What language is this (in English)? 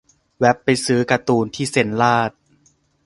Thai